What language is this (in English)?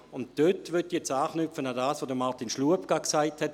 Swiss German